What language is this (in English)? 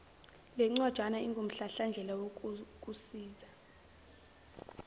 Zulu